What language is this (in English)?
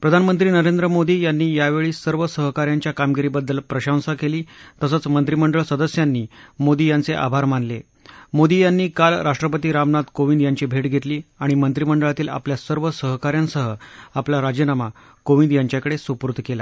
Marathi